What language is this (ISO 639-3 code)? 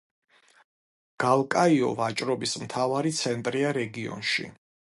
kat